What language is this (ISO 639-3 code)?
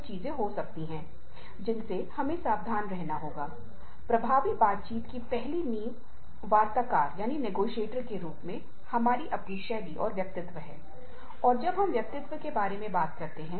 hin